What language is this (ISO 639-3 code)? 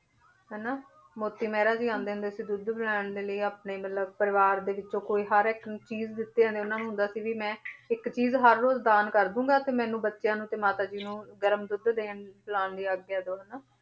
pan